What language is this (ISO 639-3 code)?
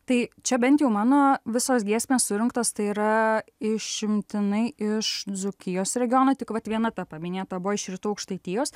lit